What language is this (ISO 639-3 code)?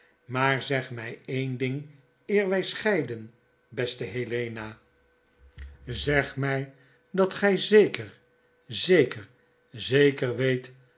nld